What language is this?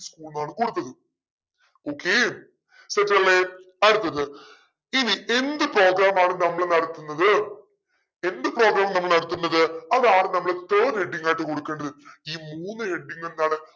Malayalam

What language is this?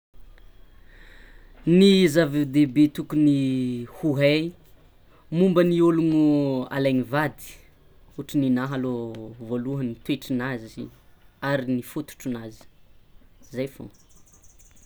Tsimihety Malagasy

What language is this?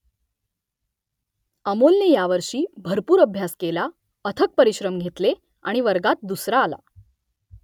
Marathi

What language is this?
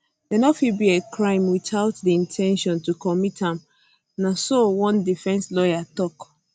Nigerian Pidgin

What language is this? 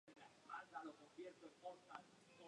Spanish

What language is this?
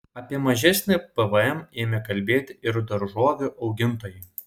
Lithuanian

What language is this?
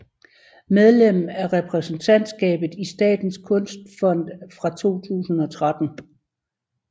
Danish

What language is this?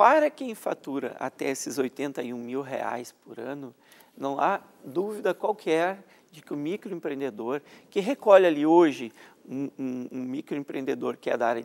Portuguese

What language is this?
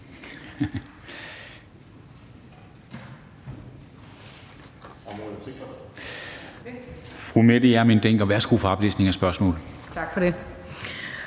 Danish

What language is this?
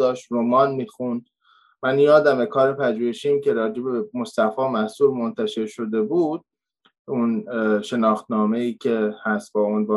Persian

